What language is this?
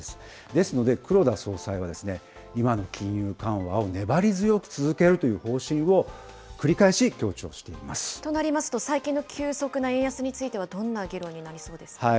Japanese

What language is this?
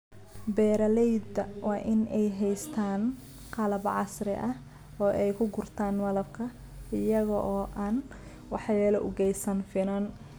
Somali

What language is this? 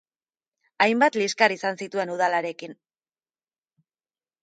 Basque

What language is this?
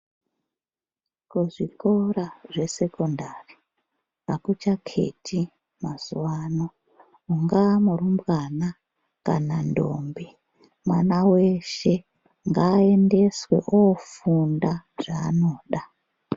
Ndau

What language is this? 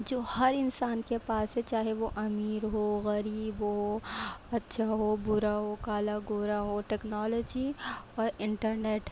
Urdu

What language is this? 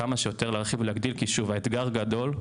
Hebrew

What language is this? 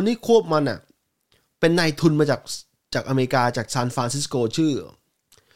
Thai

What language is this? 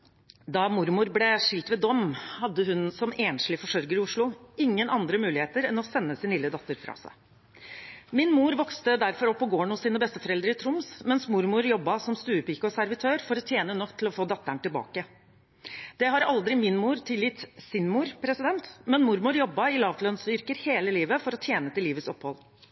Norwegian Bokmål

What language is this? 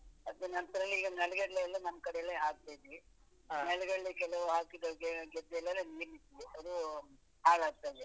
Kannada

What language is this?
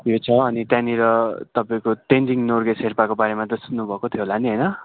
Nepali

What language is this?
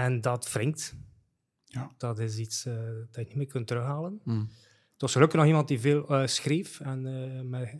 Dutch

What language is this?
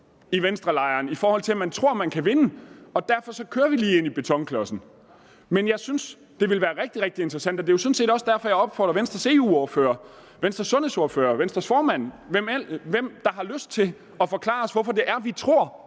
Danish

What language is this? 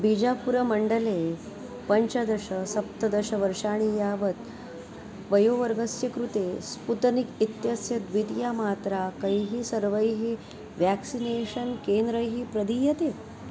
Sanskrit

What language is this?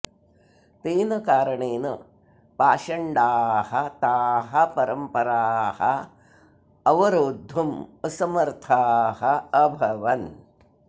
Sanskrit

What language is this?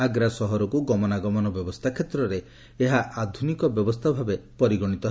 Odia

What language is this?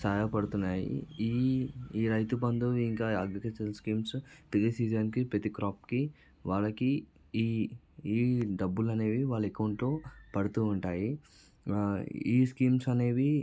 Telugu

